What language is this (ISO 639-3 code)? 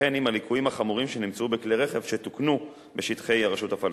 heb